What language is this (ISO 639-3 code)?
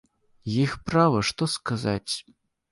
bel